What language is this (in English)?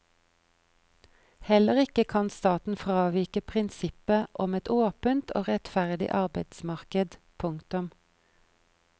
Norwegian